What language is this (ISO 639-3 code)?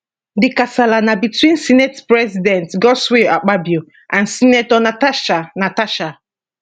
pcm